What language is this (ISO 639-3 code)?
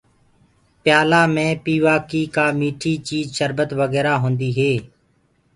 ggg